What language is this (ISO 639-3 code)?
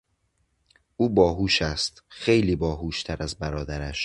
fas